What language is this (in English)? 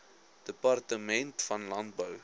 Afrikaans